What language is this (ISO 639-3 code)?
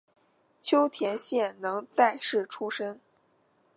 zho